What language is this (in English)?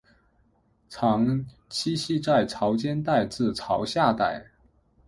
Chinese